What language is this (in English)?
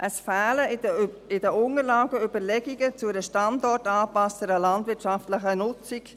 Swiss German